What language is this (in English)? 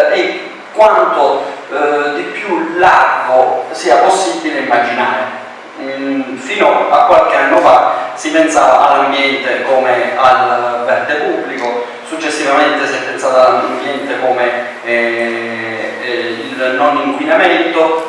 Italian